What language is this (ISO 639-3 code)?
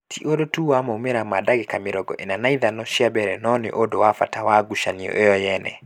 kik